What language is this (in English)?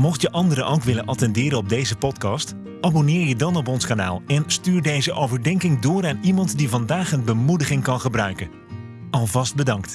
Dutch